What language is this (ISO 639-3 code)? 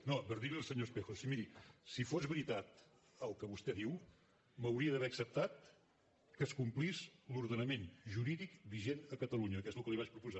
cat